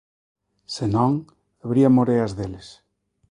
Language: Galician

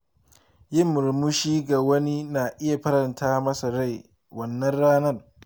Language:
Hausa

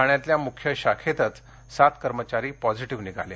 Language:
Marathi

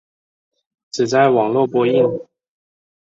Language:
Chinese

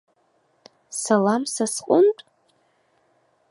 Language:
Abkhazian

